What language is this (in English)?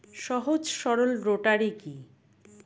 Bangla